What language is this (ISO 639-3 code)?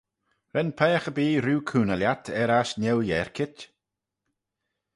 glv